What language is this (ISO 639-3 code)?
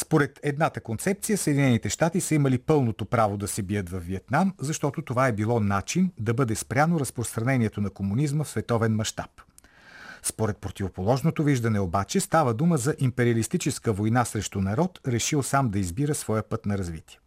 bul